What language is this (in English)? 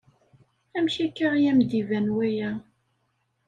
Kabyle